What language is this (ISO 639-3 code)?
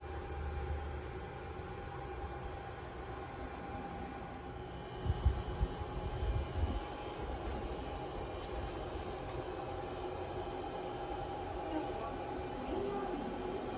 jpn